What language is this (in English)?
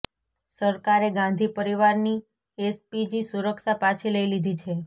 Gujarati